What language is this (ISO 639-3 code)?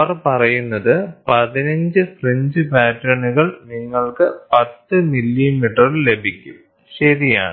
mal